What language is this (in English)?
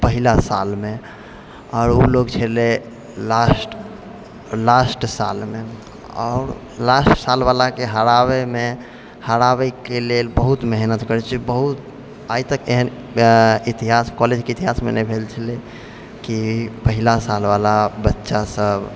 Maithili